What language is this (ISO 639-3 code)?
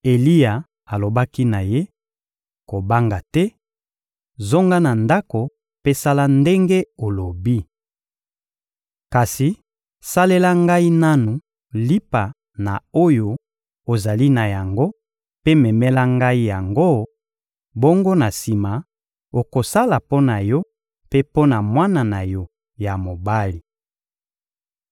lin